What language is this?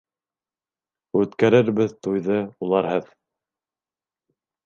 Bashkir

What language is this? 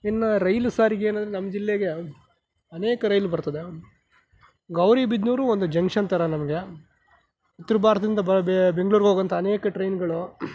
Kannada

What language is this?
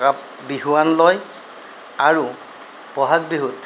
Assamese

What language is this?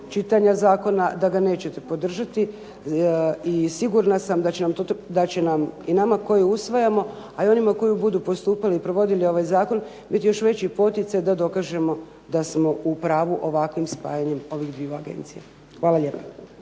Croatian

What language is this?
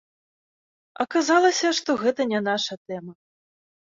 Belarusian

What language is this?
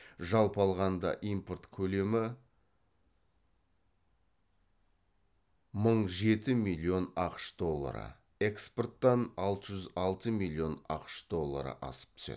Kazakh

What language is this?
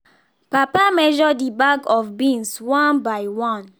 Nigerian Pidgin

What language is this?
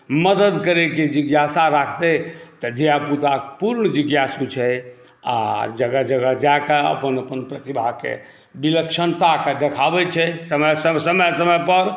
Maithili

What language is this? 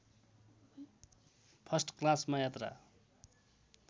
Nepali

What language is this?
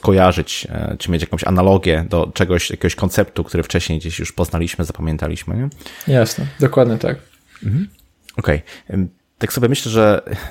Polish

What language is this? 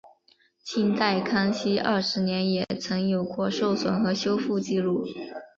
Chinese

